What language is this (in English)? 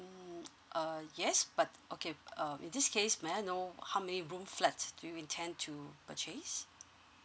English